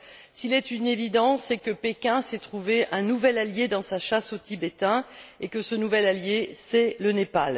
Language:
French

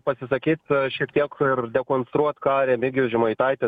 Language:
Lithuanian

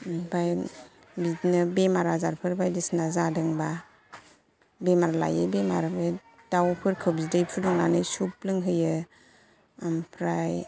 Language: Bodo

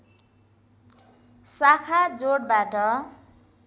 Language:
Nepali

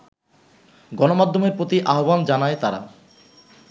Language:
Bangla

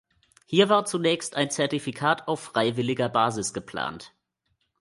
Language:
German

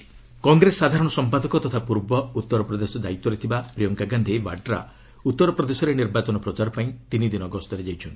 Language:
Odia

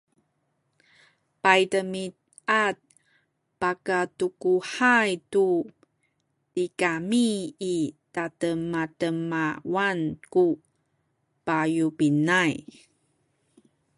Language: Sakizaya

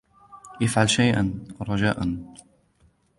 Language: Arabic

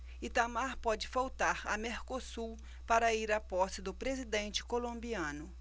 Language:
Portuguese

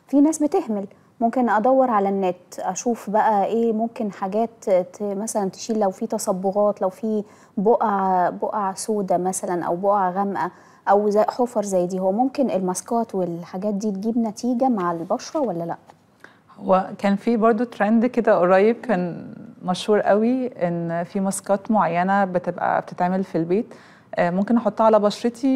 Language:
Arabic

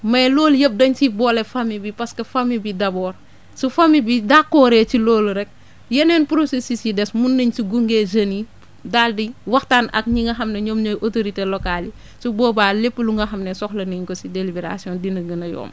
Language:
Wolof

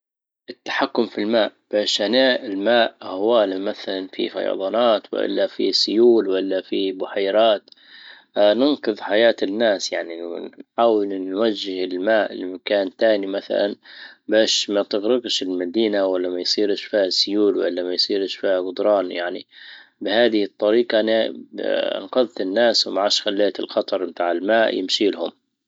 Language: Libyan Arabic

